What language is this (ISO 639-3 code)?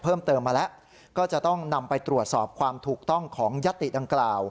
tha